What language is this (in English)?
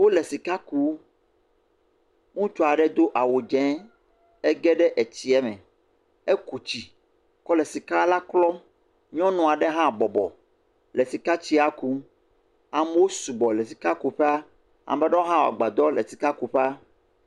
Ewe